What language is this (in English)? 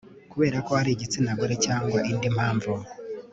Kinyarwanda